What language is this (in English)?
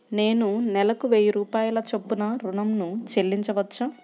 Telugu